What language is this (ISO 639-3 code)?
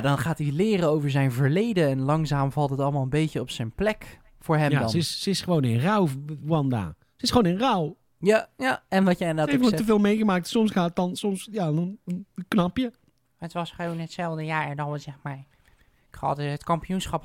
nld